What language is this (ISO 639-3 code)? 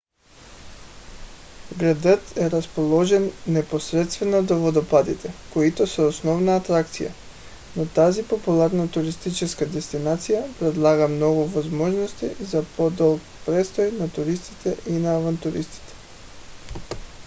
bul